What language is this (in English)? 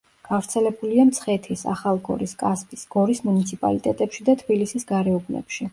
Georgian